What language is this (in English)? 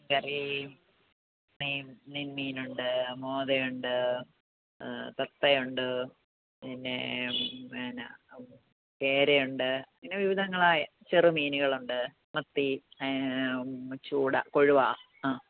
Malayalam